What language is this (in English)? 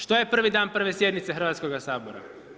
Croatian